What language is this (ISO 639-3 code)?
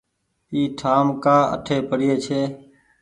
gig